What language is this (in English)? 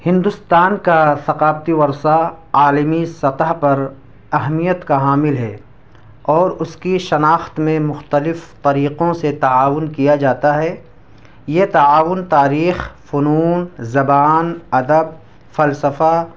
Urdu